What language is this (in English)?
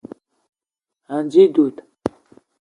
Eton (Cameroon)